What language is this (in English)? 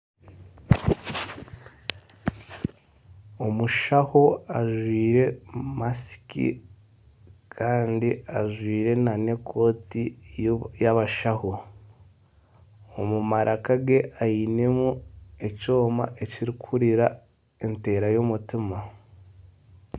Nyankole